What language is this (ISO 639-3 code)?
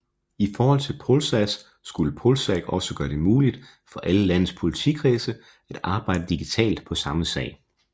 dan